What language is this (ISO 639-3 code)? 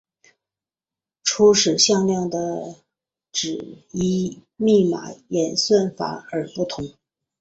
zho